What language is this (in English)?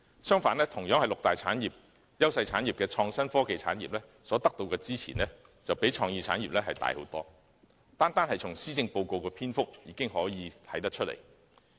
Cantonese